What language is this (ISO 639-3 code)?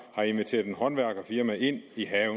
dan